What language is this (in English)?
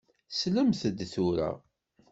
Kabyle